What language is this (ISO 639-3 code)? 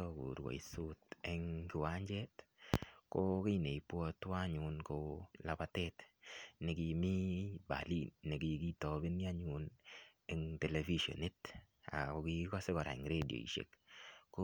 kln